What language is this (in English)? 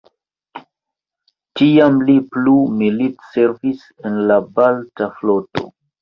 Esperanto